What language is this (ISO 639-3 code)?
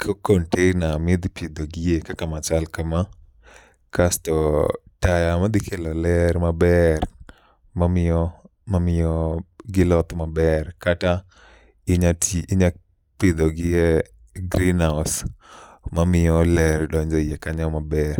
luo